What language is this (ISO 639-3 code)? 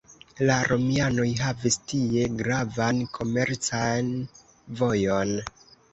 epo